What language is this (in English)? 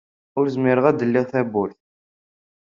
Kabyle